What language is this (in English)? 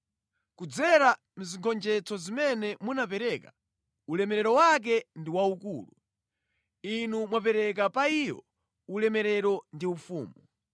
Nyanja